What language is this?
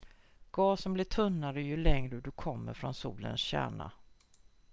Swedish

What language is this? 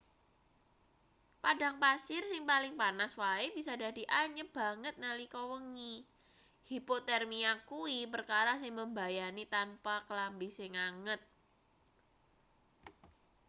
Javanese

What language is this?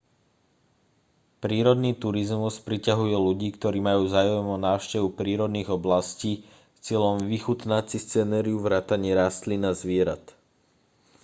Slovak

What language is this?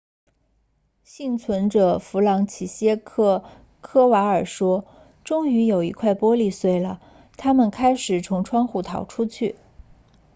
Chinese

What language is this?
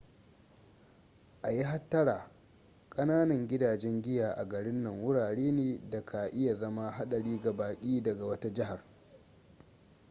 Hausa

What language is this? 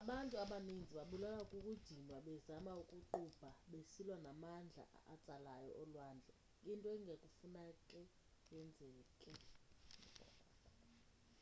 Xhosa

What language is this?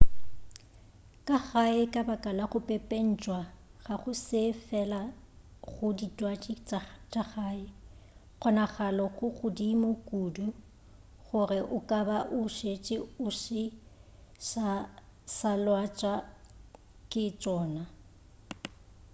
Northern Sotho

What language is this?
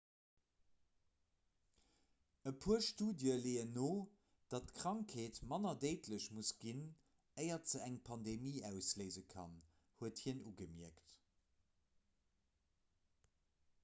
Luxembourgish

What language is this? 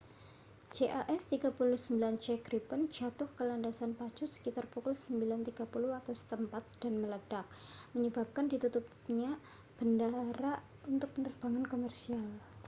Indonesian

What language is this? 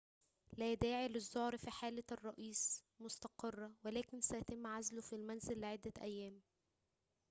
Arabic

